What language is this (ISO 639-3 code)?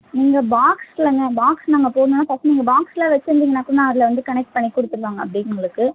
tam